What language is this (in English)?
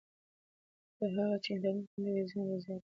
Pashto